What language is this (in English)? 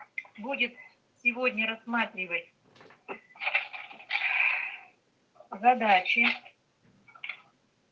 Russian